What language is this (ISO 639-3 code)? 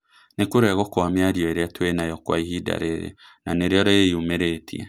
kik